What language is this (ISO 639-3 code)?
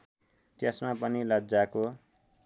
nep